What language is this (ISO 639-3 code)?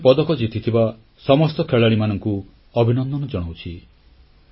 ori